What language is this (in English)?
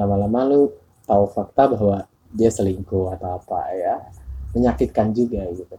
Indonesian